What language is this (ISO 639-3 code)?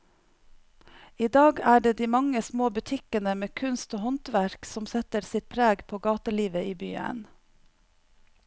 nor